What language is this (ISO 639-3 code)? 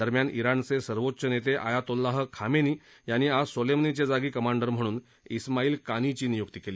mar